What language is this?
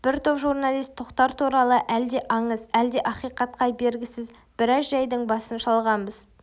Kazakh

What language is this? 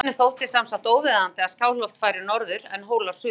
Icelandic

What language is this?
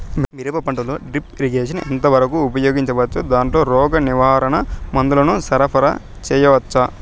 Telugu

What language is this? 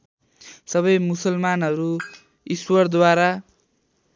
Nepali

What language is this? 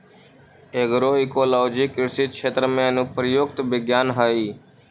Magahi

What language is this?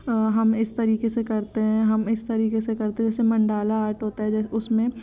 Hindi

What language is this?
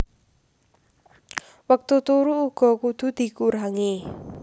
Javanese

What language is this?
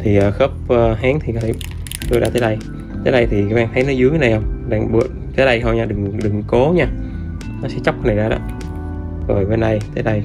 Vietnamese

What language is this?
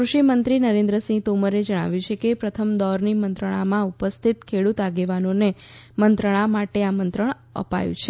Gujarati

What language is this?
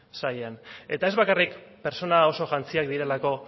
Basque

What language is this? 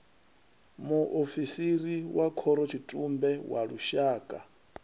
Venda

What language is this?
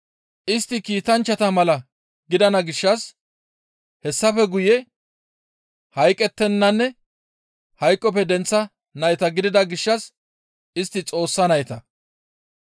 Gamo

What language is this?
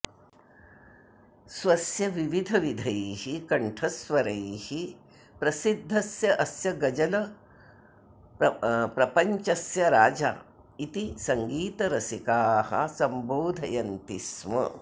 Sanskrit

